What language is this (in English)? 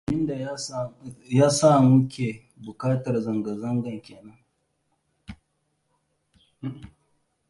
Hausa